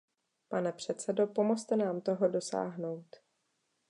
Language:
Czech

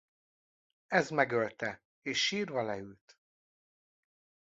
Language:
Hungarian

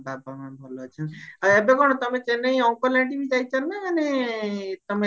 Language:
Odia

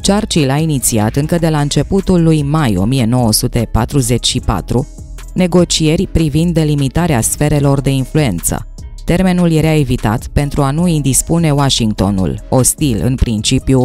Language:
Romanian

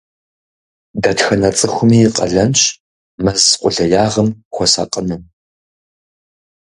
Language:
Kabardian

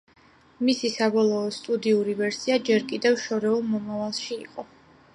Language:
Georgian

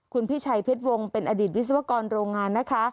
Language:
Thai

